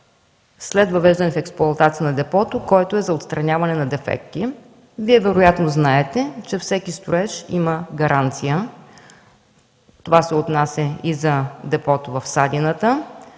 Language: Bulgarian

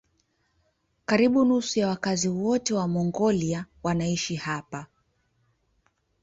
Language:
Swahili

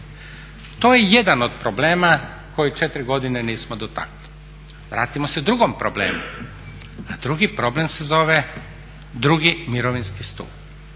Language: Croatian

